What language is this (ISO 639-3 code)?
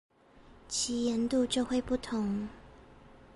zho